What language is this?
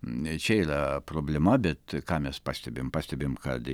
Lithuanian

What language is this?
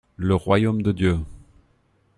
French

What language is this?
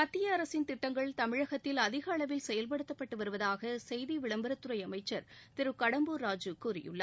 Tamil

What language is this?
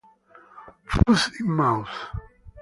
Italian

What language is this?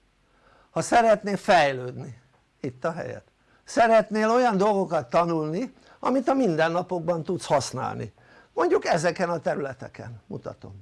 Hungarian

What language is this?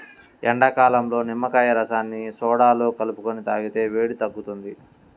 Telugu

